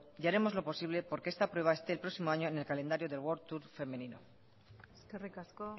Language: Spanish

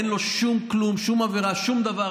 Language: Hebrew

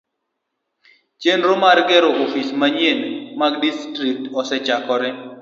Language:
Luo (Kenya and Tanzania)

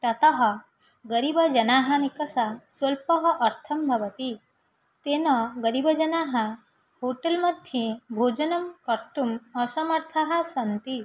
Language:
Sanskrit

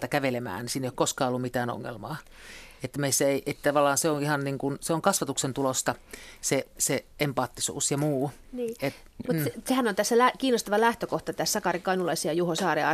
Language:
Finnish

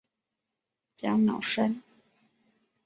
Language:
Chinese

